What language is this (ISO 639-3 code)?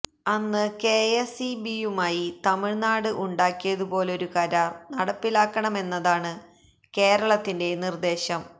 mal